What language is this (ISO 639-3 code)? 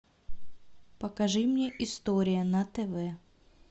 rus